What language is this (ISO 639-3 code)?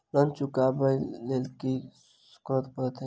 mai